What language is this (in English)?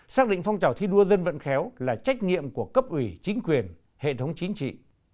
Vietnamese